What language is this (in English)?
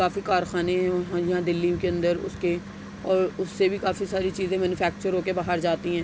Urdu